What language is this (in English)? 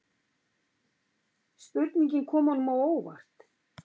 Icelandic